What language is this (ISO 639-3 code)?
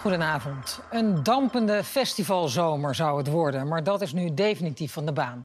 nld